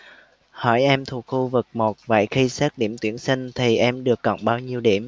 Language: Vietnamese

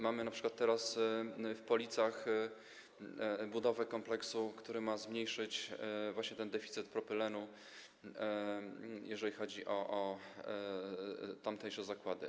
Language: Polish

